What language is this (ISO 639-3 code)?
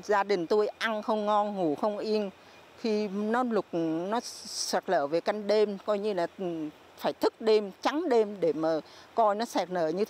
vie